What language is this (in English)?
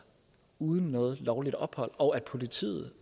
Danish